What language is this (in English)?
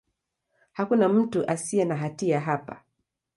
Swahili